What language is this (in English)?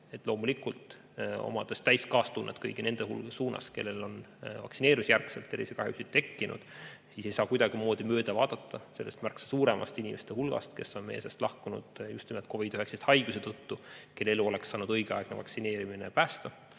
Estonian